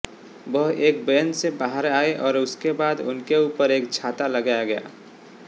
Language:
Hindi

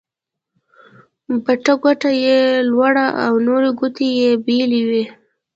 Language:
Pashto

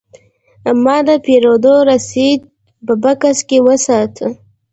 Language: Pashto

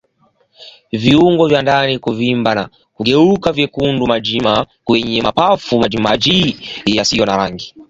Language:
Swahili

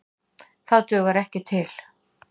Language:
Icelandic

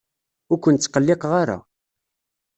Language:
Kabyle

